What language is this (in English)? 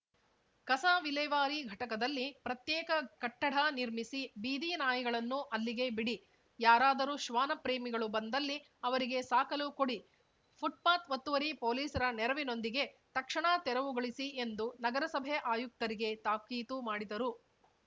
Kannada